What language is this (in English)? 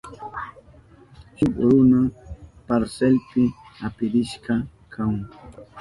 Southern Pastaza Quechua